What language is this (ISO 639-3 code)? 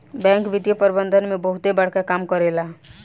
bho